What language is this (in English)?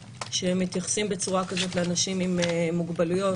Hebrew